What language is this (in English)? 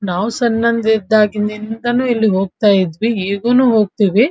Kannada